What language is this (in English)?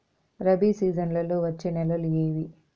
Telugu